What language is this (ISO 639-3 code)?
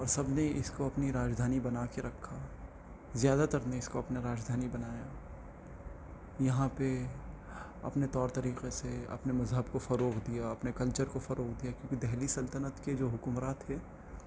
urd